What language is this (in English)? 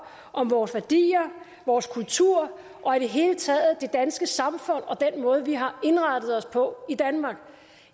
Danish